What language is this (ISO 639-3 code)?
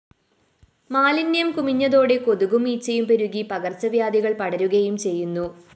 mal